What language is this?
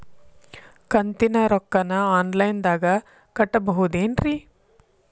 Kannada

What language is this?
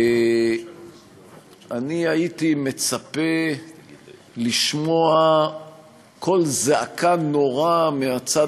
Hebrew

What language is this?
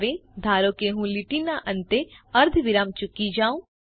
Gujarati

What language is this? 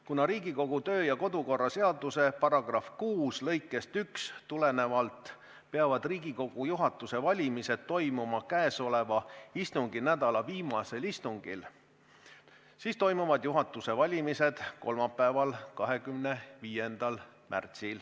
Estonian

